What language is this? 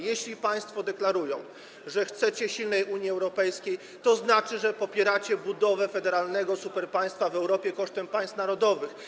Polish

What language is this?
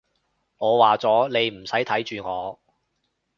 Cantonese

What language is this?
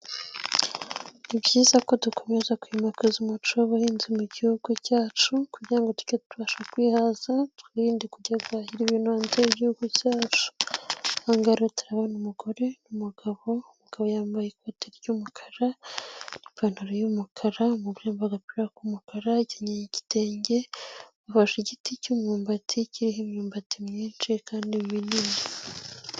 Kinyarwanda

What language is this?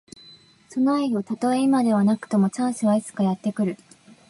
Japanese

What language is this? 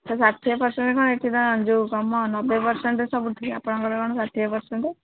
Odia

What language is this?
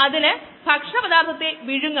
Malayalam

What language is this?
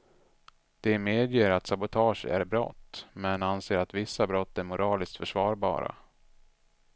Swedish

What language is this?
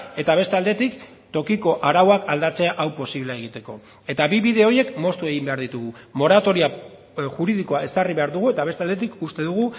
Basque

